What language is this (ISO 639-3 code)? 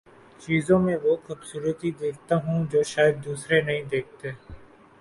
urd